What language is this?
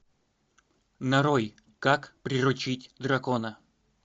Russian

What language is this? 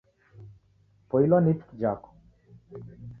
Taita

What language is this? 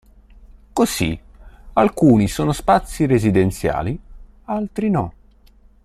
Italian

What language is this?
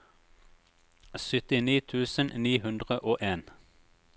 Norwegian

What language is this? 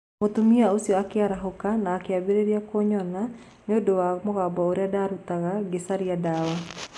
Kikuyu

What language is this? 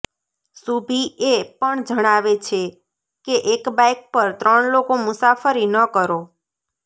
Gujarati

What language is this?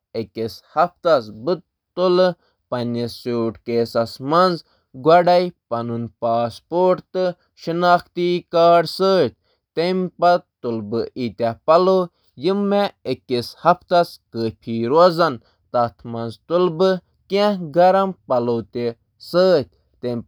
Kashmiri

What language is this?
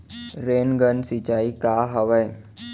Chhattisgarhi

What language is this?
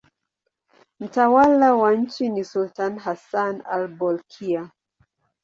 Swahili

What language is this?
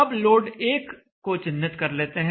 Hindi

